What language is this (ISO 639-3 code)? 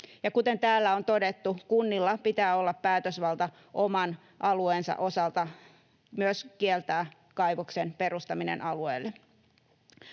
fin